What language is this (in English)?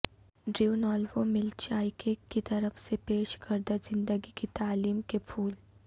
Urdu